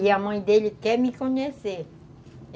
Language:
Portuguese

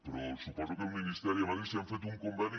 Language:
Catalan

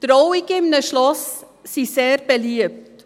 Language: Swiss German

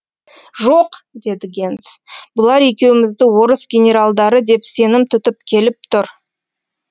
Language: Kazakh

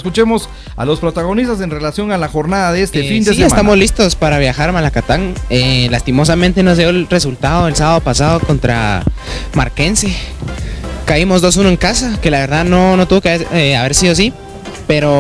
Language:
Spanish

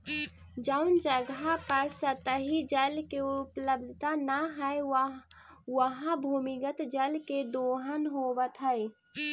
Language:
Magahi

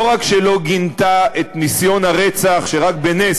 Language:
Hebrew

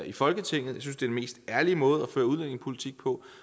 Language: Danish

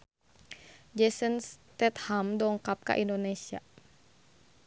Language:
Sundanese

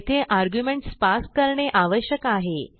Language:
Marathi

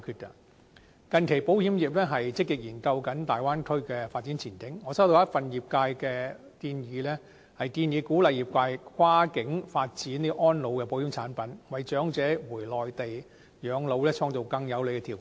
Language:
Cantonese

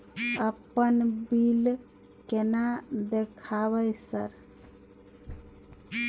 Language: Maithili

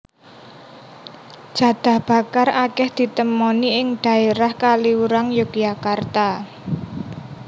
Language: Javanese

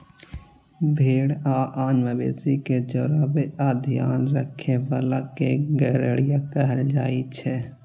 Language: Maithili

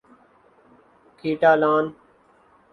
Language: Urdu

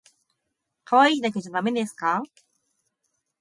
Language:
Japanese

